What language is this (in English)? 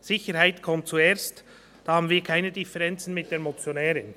Swiss German